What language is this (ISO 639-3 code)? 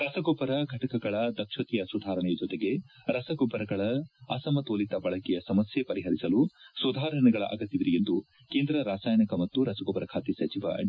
kan